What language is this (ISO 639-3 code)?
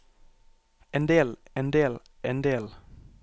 nor